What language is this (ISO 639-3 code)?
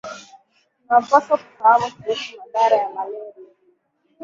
swa